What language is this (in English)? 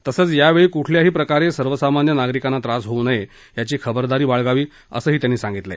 Marathi